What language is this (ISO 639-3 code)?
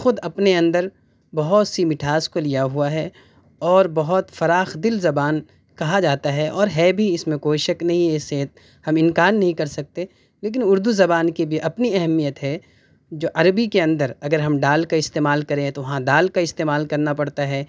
urd